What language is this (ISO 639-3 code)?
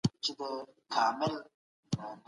pus